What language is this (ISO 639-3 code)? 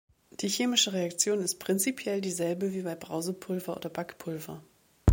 deu